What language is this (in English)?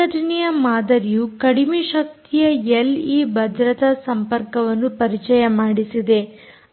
Kannada